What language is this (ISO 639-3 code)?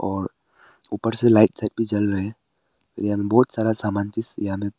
hin